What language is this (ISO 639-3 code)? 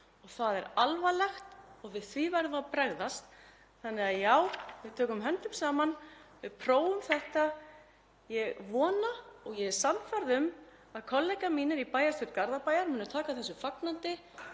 isl